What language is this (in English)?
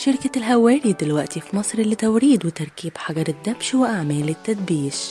Arabic